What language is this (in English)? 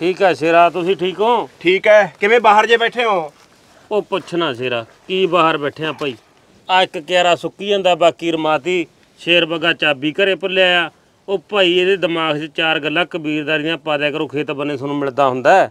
Punjabi